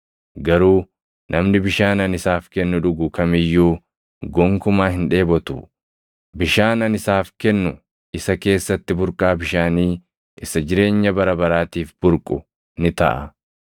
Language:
Oromo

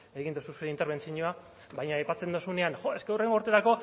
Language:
Basque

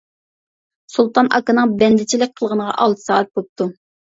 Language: Uyghur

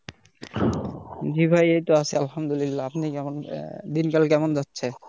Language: Bangla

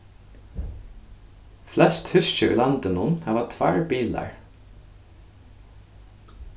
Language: Faroese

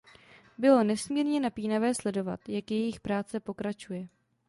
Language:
Czech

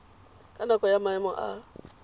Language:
Tswana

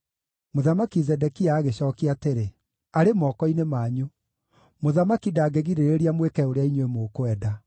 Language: Kikuyu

